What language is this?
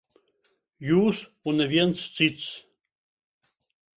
Latvian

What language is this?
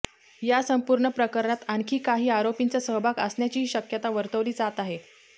Marathi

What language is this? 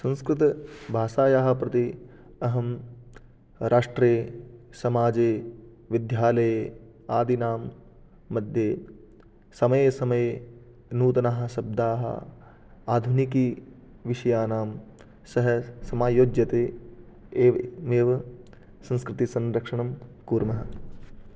Sanskrit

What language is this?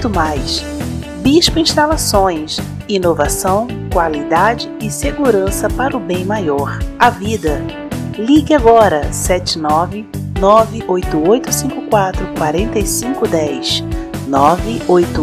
Portuguese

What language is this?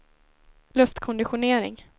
Swedish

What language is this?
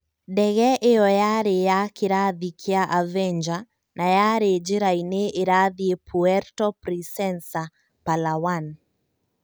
Kikuyu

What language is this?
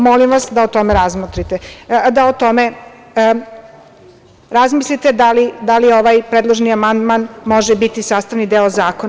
Serbian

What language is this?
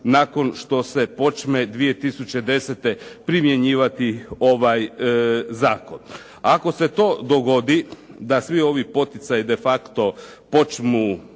Croatian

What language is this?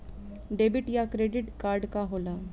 Bhojpuri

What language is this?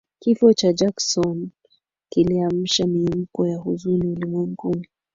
Swahili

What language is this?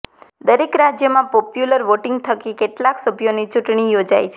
Gujarati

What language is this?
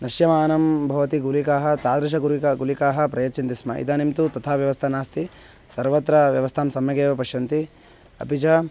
Sanskrit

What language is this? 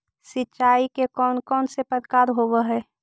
Magahi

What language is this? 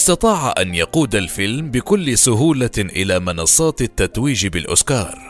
Arabic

